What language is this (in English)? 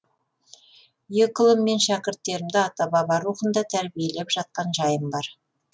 Kazakh